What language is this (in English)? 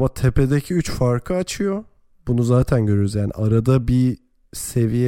Turkish